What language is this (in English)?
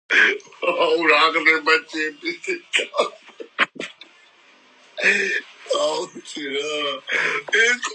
Georgian